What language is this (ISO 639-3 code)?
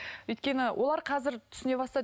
kaz